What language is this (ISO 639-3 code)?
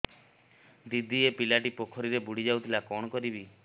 ori